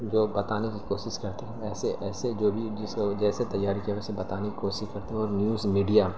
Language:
Urdu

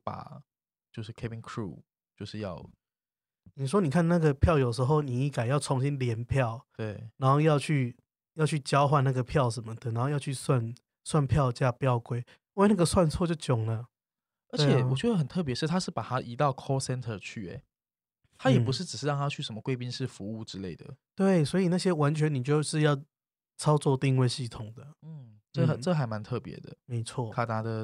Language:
Chinese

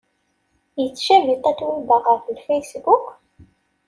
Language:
Kabyle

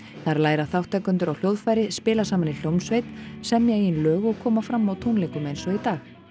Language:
Icelandic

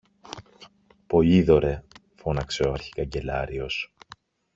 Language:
Greek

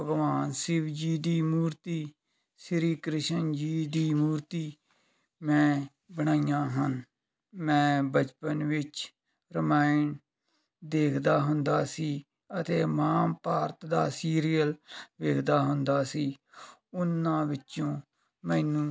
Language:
Punjabi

